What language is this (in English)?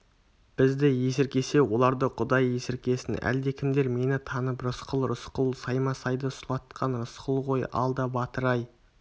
Kazakh